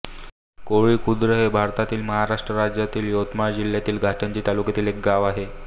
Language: Marathi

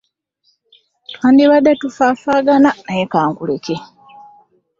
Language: Ganda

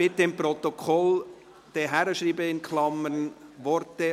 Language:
Swiss German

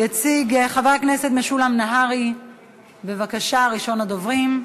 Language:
Hebrew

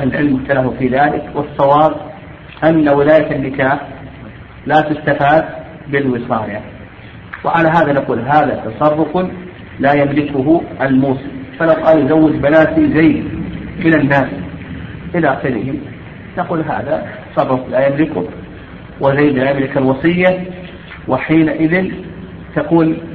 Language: Arabic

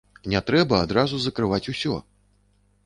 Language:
Belarusian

